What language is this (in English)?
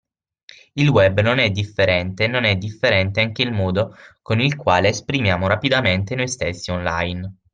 Italian